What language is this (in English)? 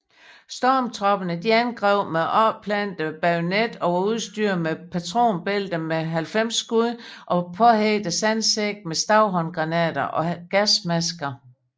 Danish